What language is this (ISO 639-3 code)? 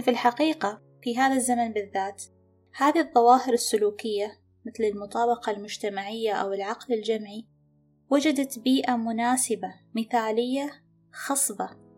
ara